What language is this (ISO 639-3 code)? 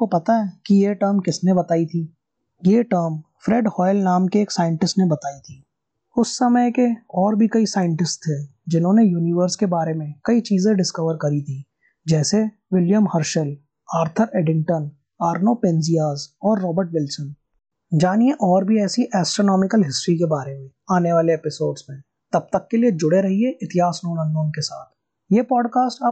hin